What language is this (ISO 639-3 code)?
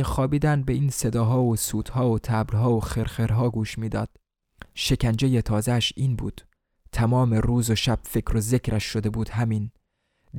fas